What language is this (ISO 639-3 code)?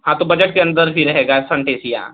hin